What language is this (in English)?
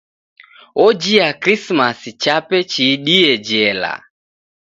Taita